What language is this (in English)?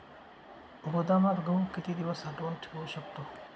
Marathi